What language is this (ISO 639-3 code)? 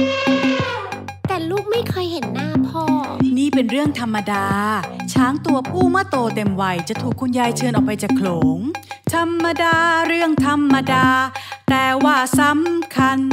tha